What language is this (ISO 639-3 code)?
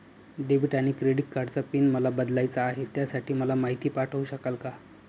mar